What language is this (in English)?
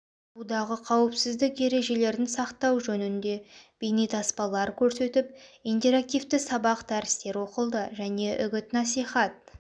Kazakh